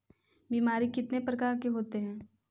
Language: Magahi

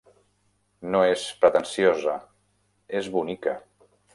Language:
Catalan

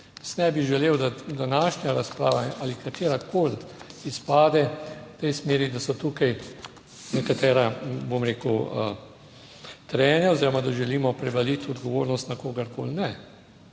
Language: Slovenian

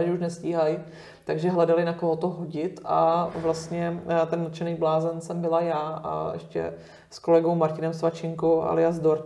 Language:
Czech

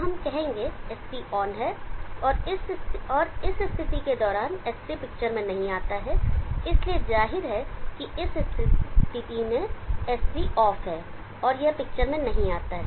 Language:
Hindi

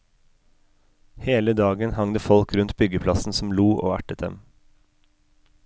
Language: Norwegian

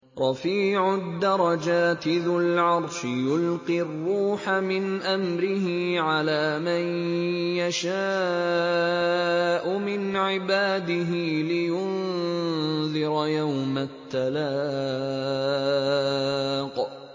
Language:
Arabic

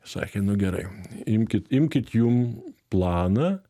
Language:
Lithuanian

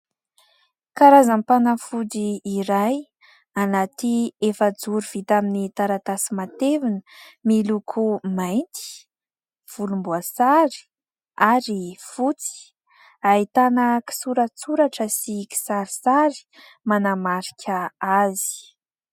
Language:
Malagasy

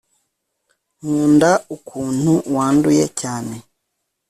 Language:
Kinyarwanda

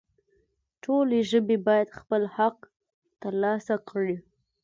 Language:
Pashto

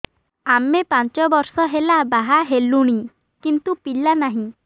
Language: Odia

